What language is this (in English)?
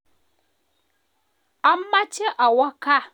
Kalenjin